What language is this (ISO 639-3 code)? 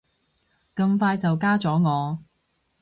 yue